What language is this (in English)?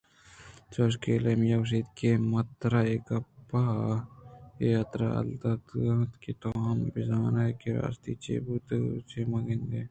Eastern Balochi